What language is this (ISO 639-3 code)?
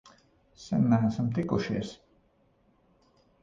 lav